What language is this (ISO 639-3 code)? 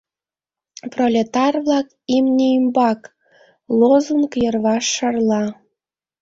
chm